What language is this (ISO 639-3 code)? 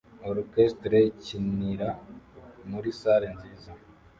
kin